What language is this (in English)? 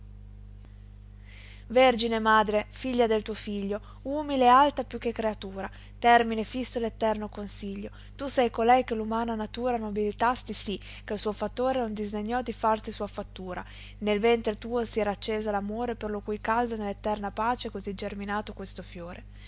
Italian